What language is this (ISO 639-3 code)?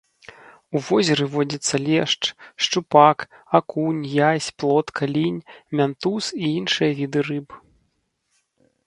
bel